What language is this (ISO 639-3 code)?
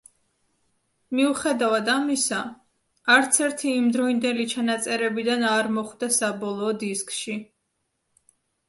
kat